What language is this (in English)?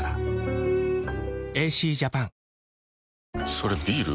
Japanese